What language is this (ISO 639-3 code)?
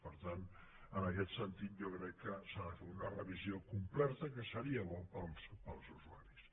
cat